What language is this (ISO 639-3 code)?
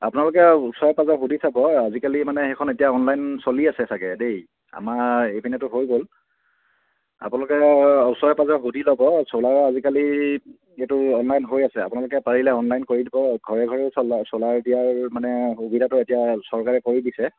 asm